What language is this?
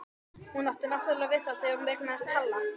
Icelandic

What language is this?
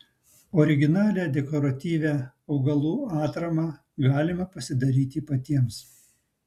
Lithuanian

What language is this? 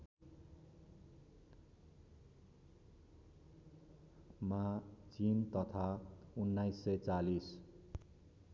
Nepali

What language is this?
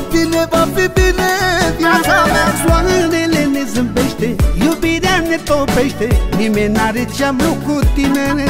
Romanian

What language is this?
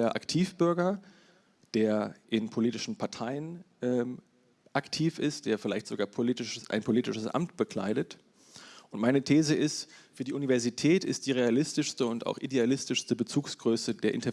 German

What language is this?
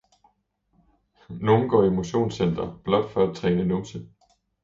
Danish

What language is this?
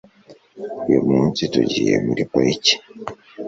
Kinyarwanda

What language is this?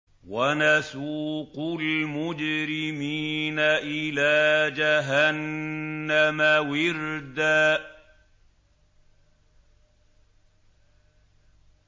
Arabic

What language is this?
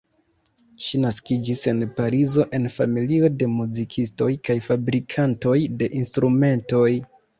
Esperanto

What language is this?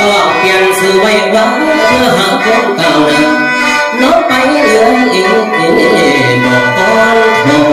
Thai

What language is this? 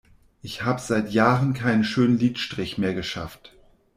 German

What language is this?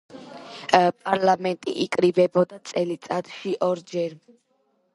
Georgian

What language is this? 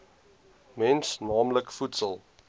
Afrikaans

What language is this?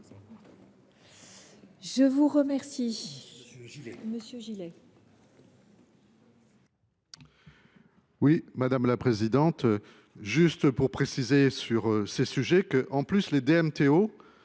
French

